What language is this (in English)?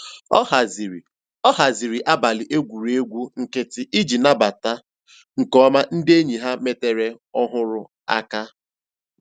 Igbo